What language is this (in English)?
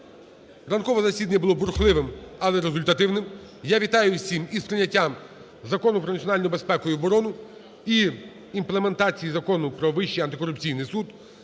Ukrainian